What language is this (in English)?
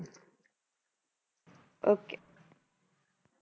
Punjabi